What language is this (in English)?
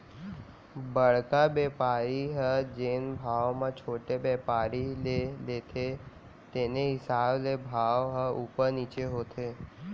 Chhattisgarhi